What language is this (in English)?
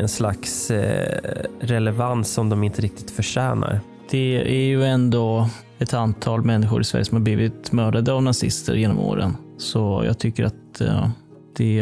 Swedish